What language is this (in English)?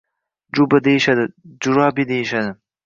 Uzbek